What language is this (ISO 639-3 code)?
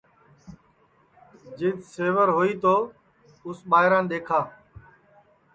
ssi